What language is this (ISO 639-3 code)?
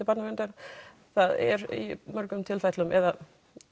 isl